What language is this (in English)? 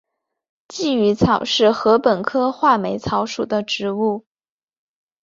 Chinese